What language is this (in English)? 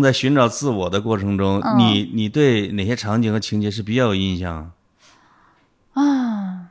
Chinese